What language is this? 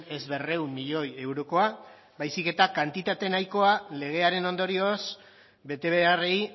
Basque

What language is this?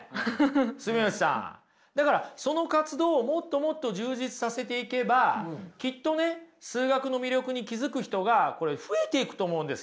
Japanese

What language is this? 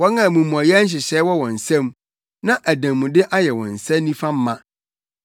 Akan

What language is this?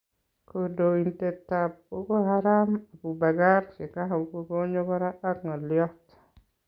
Kalenjin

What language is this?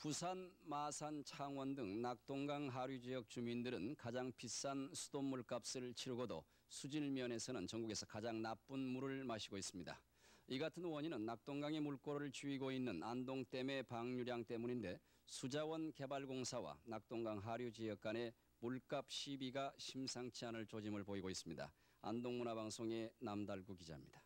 Korean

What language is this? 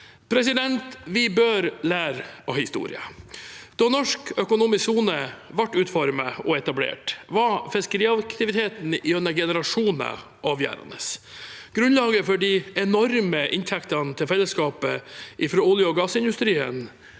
Norwegian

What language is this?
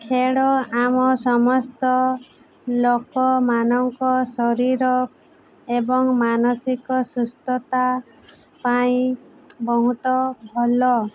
Odia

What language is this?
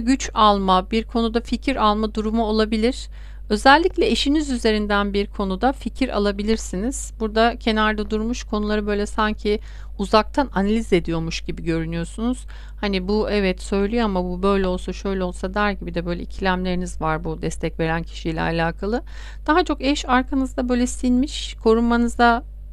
Turkish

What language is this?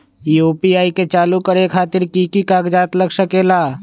Magahi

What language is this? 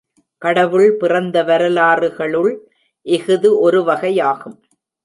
Tamil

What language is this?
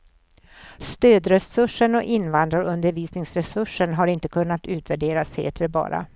Swedish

